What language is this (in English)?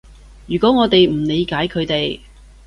Cantonese